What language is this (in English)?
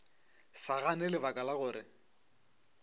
Northern Sotho